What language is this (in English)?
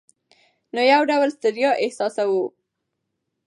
Pashto